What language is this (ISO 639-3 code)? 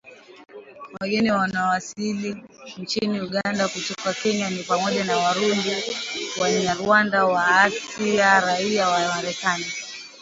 swa